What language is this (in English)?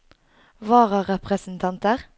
Norwegian